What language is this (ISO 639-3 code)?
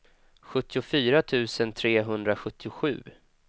swe